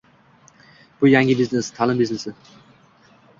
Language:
Uzbek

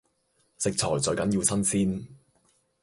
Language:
Cantonese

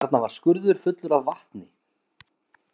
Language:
Icelandic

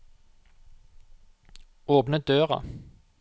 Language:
Norwegian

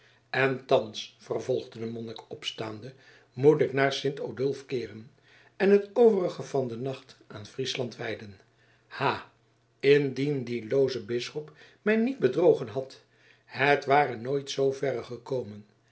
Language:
Dutch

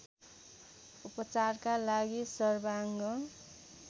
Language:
Nepali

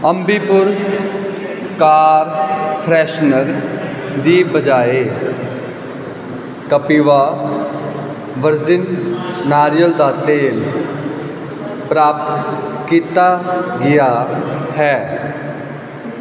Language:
Punjabi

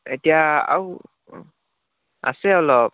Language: Assamese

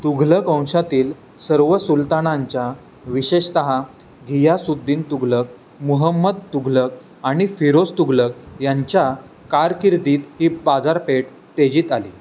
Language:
Marathi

